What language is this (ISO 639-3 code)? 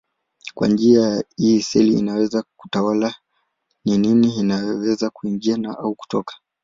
swa